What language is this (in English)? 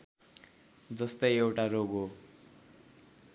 Nepali